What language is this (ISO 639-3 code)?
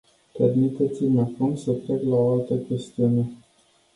ron